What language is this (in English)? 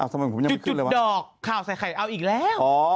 Thai